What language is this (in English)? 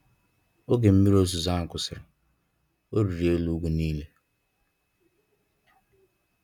Igbo